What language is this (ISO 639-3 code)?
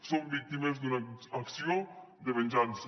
cat